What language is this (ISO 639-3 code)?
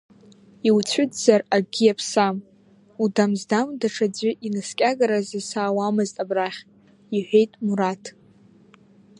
abk